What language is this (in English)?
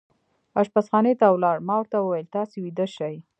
Pashto